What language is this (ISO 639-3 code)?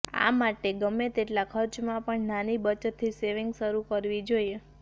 guj